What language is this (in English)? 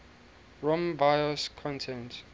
English